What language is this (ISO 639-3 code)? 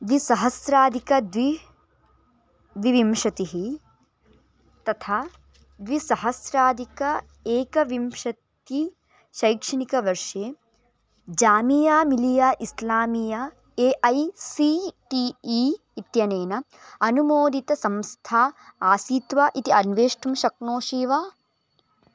san